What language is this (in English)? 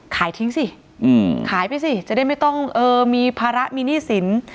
Thai